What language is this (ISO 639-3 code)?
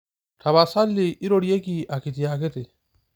mas